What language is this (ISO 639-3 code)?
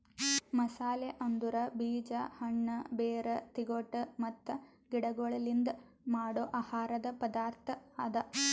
kan